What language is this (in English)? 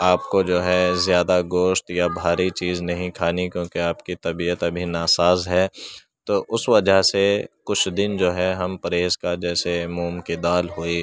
Urdu